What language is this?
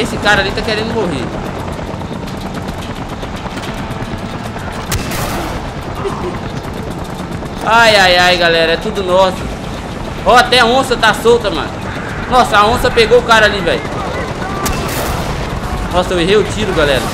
Portuguese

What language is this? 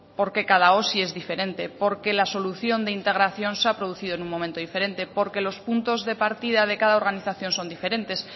Spanish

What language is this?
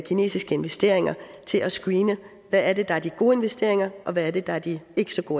Danish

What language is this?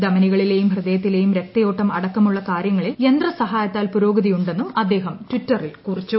Malayalam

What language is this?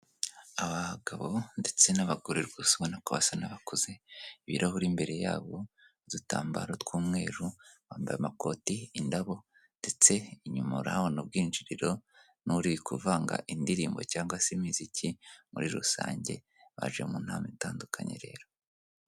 Kinyarwanda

